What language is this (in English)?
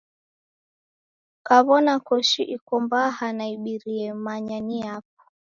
Taita